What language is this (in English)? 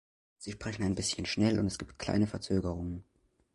German